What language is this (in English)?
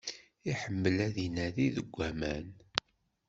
Kabyle